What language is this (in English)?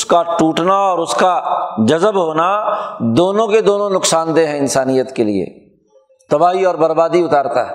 Urdu